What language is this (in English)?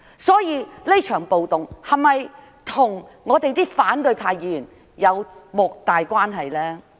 Cantonese